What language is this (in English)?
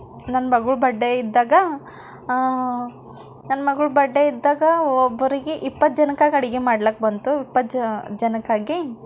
Kannada